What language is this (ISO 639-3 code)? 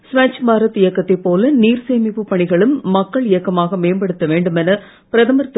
tam